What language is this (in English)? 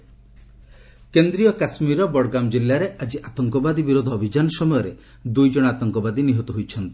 Odia